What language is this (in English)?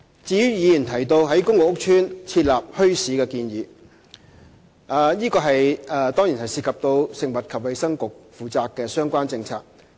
Cantonese